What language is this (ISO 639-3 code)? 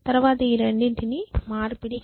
tel